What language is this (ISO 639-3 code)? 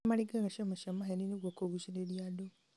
kik